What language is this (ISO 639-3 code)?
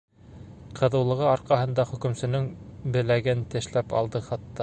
bak